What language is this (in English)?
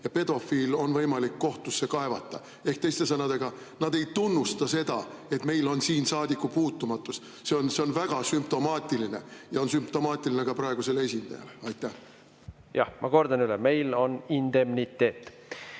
Estonian